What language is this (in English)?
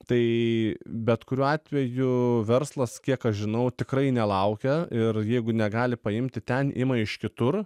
Lithuanian